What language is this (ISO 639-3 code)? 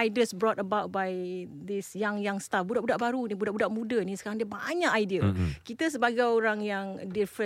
msa